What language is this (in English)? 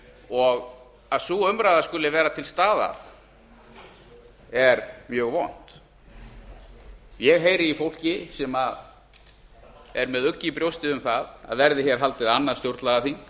Icelandic